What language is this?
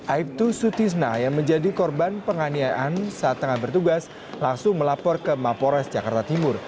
Indonesian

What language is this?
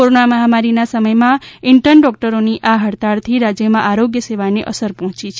Gujarati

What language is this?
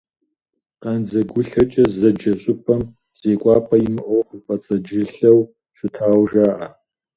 Kabardian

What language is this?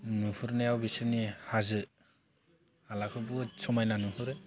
Bodo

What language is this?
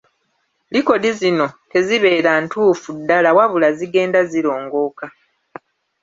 Ganda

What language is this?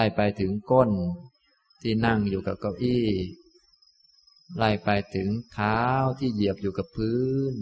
Thai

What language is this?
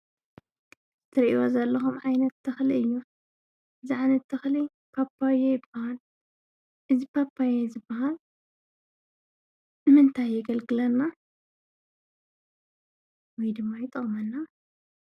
Tigrinya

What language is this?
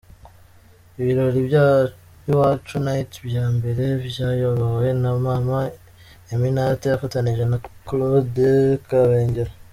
Kinyarwanda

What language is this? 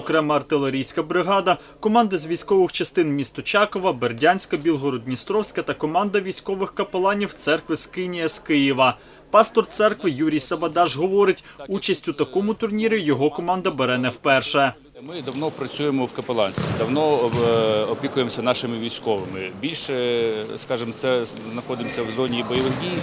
Ukrainian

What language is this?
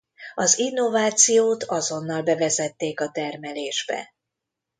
Hungarian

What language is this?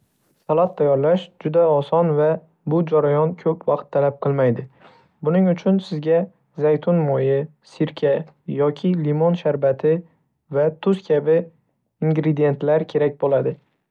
Uzbek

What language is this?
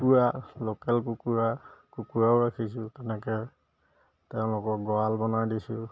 Assamese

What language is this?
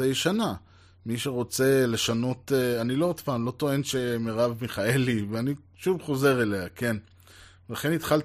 Hebrew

